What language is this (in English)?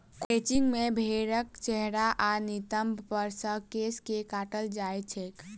Maithili